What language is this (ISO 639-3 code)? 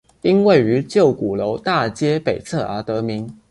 zho